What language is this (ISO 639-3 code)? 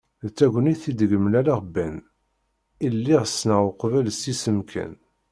kab